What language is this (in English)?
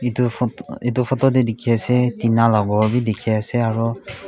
Naga Pidgin